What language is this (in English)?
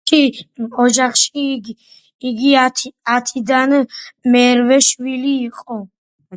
Georgian